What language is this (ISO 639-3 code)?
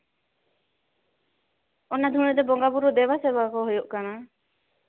sat